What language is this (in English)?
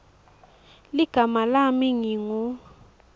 Swati